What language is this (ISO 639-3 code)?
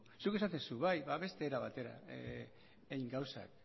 eus